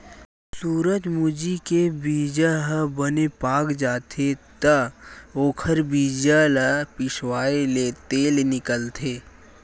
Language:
Chhattisgarhi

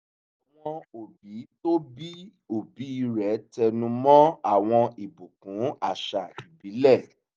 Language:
Yoruba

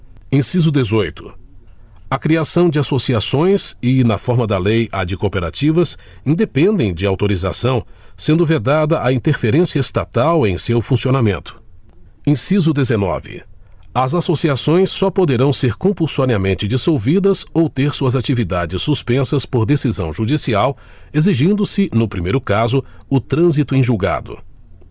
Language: Portuguese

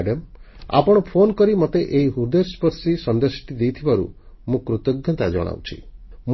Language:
Odia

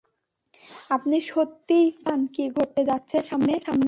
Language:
Bangla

